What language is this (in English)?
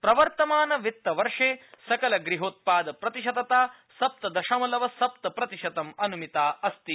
Sanskrit